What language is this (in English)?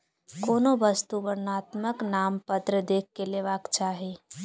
Maithili